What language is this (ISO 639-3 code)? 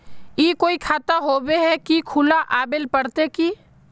mag